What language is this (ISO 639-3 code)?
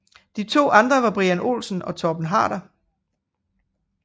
dan